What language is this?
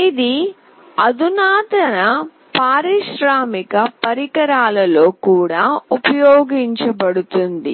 Telugu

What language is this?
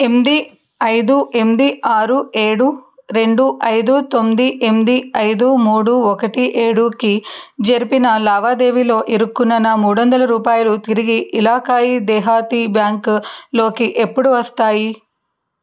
Telugu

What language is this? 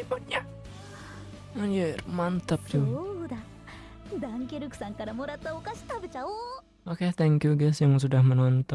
Indonesian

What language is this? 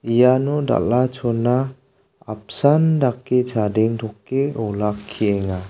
Garo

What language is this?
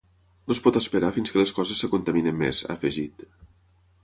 Catalan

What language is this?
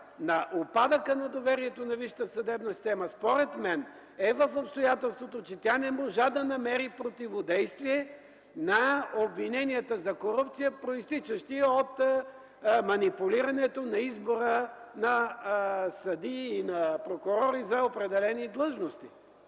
Bulgarian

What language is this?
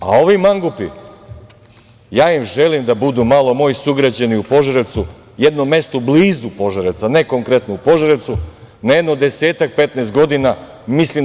Serbian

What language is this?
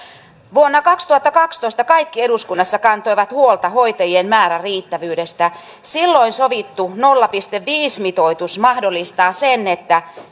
Finnish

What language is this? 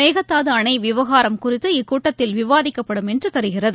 Tamil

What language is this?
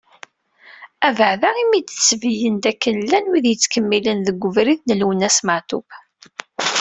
Kabyle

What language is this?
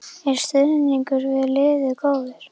Icelandic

